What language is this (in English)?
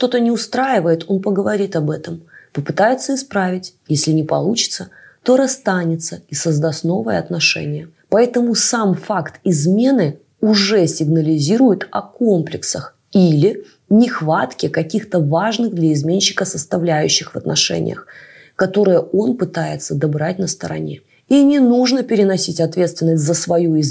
Russian